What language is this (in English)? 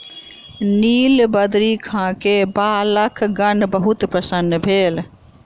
Maithili